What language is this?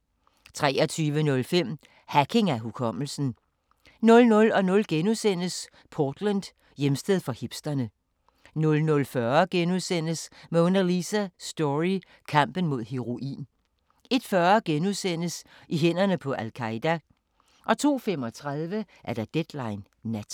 Danish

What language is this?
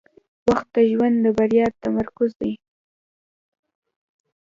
Pashto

